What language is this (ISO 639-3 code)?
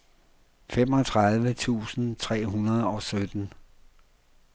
dan